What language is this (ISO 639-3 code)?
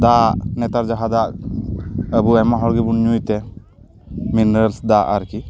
sat